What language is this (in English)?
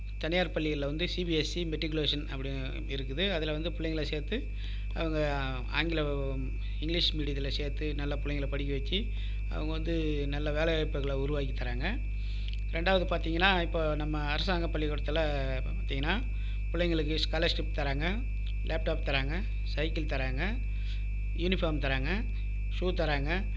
Tamil